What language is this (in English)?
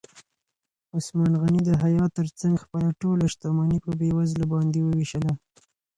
Pashto